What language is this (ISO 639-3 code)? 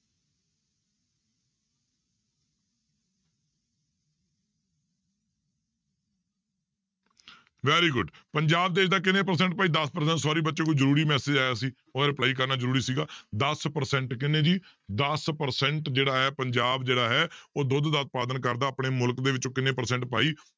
pan